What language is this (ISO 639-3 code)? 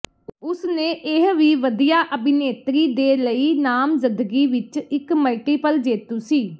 pan